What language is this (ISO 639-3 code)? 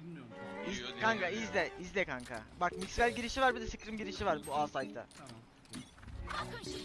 tur